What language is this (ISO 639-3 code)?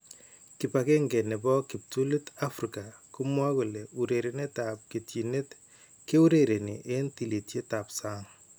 kln